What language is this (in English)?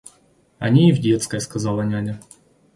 Russian